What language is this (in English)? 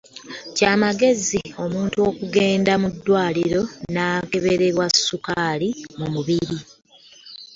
Ganda